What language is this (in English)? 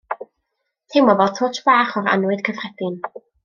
Welsh